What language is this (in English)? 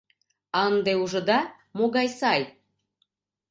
Mari